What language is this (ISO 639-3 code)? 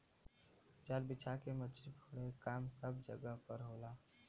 bho